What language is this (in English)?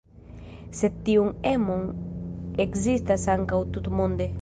Esperanto